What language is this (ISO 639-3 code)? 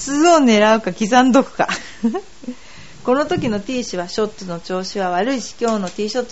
jpn